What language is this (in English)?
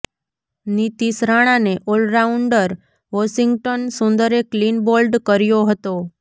Gujarati